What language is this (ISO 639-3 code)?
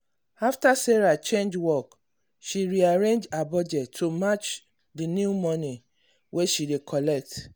pcm